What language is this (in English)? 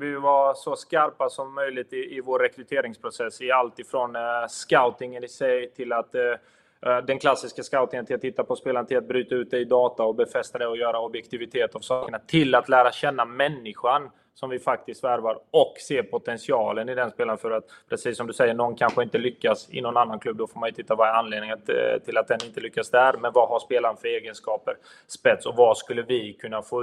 Swedish